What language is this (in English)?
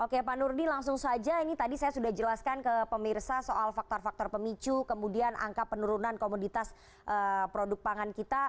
Indonesian